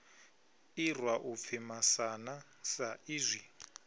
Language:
Venda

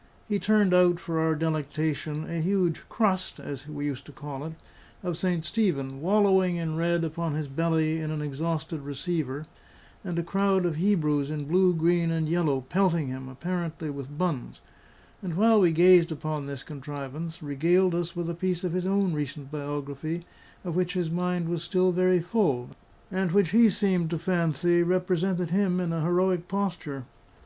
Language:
English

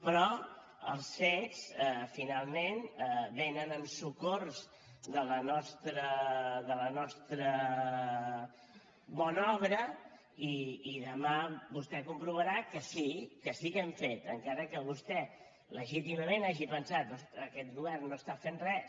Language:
Catalan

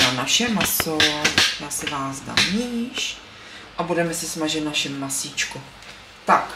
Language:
Czech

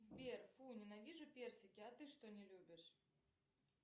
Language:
Russian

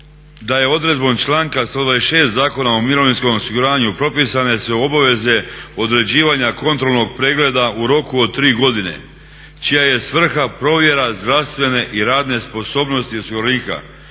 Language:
Croatian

